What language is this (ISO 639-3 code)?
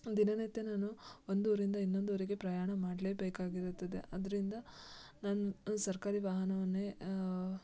kan